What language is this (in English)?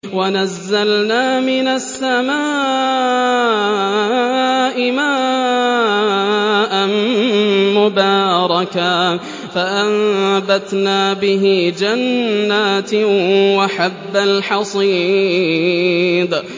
Arabic